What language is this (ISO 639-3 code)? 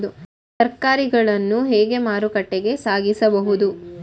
kan